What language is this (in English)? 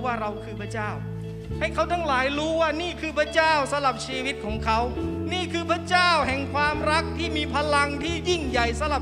Thai